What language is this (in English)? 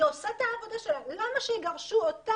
Hebrew